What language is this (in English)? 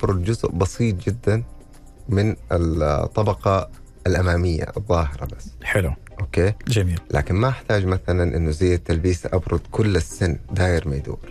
Arabic